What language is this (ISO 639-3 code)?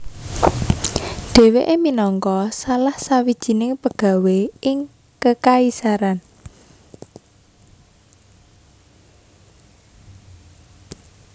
jav